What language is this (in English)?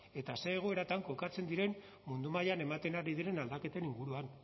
Basque